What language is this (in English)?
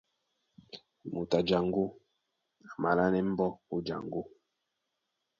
Duala